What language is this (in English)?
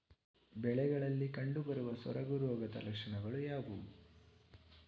Kannada